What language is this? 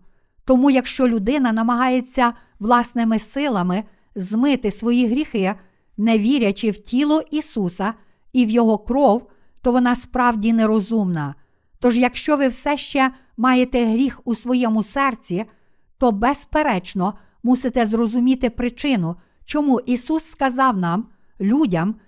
Ukrainian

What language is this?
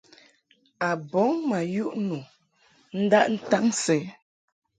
Mungaka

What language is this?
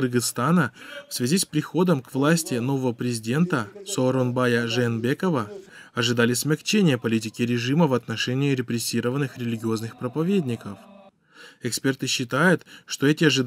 Russian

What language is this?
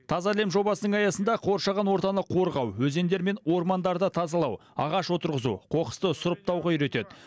Kazakh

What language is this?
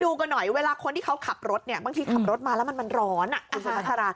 Thai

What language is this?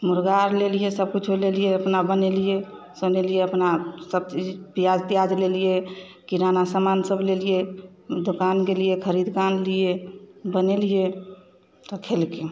Maithili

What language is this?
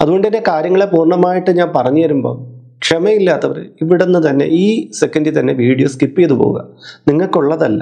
Malayalam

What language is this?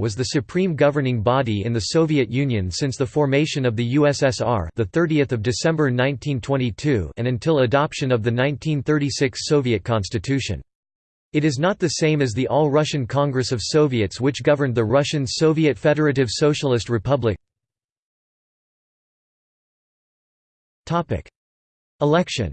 English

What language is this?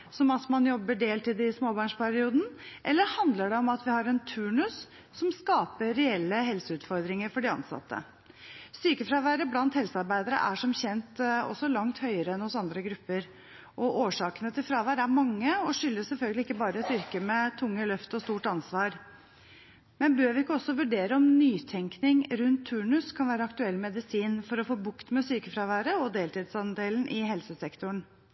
Norwegian Bokmål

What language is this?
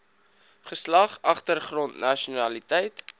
Afrikaans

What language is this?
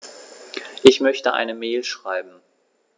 German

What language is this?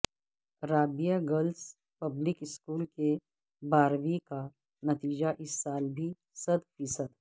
Urdu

